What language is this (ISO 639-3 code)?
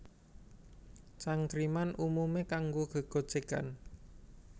jav